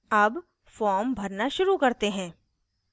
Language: Hindi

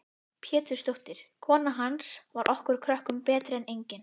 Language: Icelandic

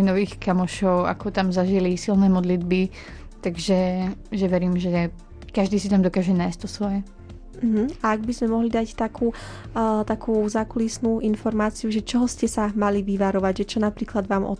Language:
Slovak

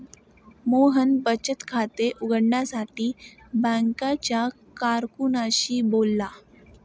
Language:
Marathi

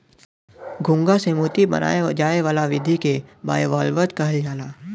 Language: Bhojpuri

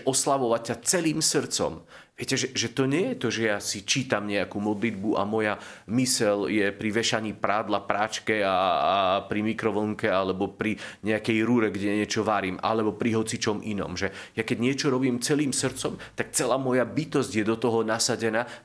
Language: Slovak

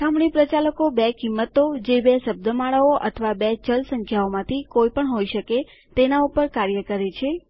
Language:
Gujarati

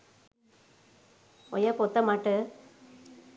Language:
Sinhala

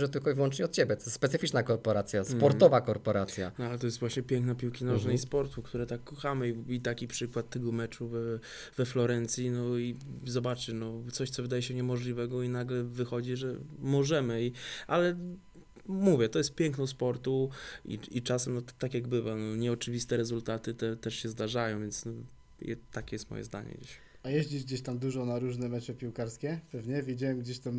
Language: Polish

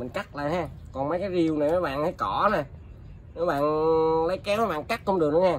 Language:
Vietnamese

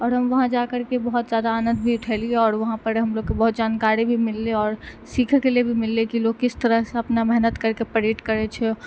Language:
Maithili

